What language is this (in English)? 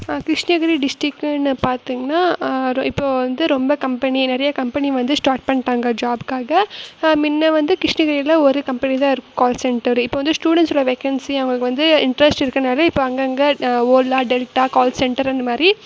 Tamil